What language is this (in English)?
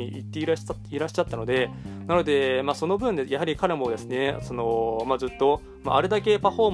Japanese